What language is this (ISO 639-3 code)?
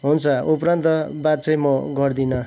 nep